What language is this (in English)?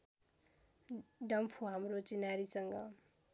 Nepali